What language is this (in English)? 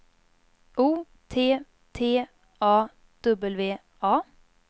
Swedish